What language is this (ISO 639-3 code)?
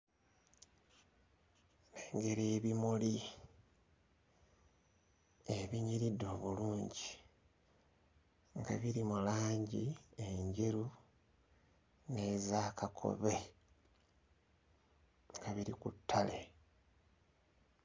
lug